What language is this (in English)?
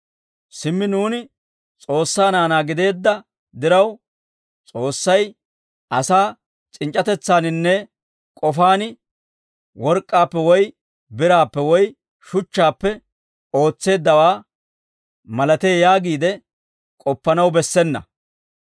Dawro